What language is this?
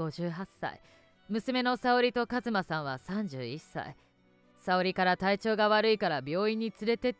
Japanese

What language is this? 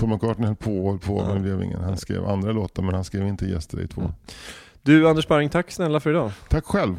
Swedish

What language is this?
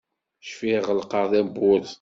Kabyle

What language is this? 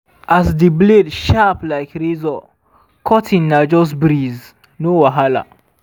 Nigerian Pidgin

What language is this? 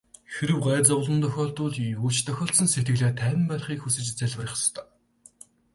Mongolian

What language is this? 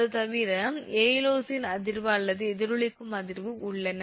Tamil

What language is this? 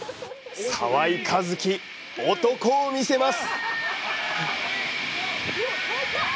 Japanese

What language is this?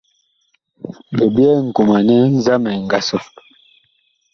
Bakoko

